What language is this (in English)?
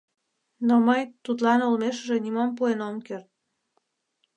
Mari